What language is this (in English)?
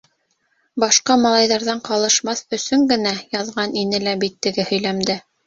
Bashkir